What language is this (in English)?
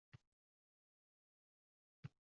Uzbek